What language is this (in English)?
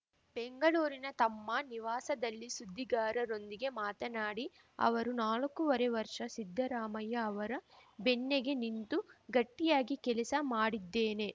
Kannada